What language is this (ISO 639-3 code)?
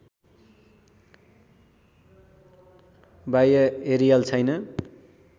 nep